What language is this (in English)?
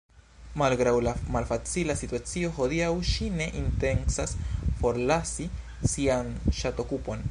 Esperanto